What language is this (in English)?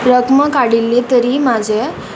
Konkani